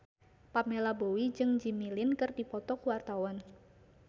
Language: Sundanese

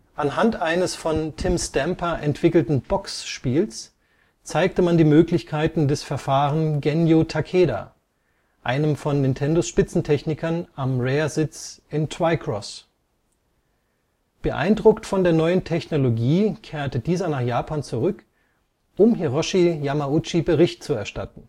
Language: German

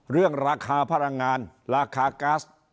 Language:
Thai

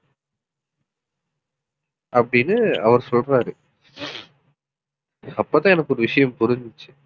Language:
Tamil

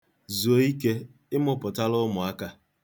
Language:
Igbo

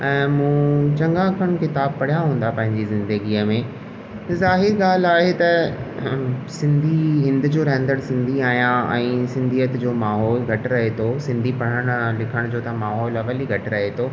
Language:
Sindhi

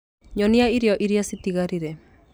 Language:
Kikuyu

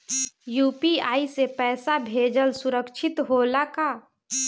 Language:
Bhojpuri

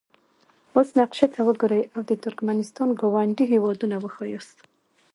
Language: Pashto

